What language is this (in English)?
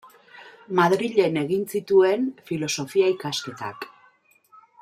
Basque